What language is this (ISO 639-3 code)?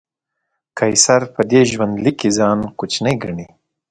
pus